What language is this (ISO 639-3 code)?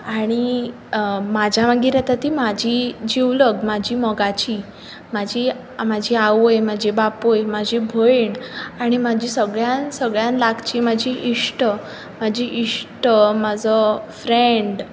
kok